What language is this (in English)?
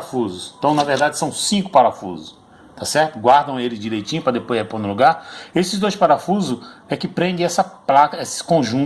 Portuguese